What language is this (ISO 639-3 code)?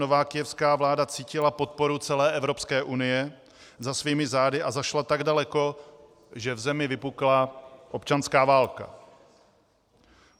ces